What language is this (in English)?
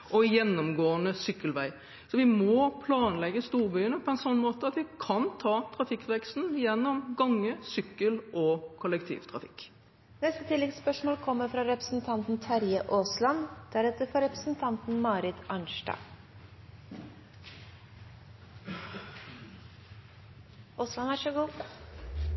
Norwegian Bokmål